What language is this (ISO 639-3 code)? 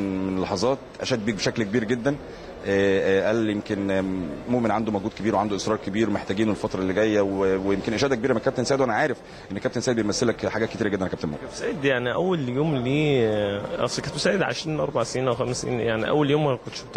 ara